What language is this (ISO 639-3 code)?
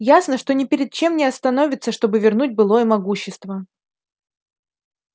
rus